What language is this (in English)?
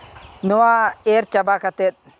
Santali